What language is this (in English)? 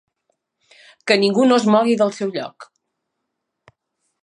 Catalan